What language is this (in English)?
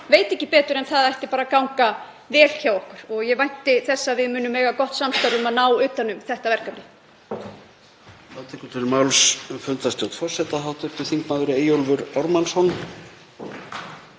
Icelandic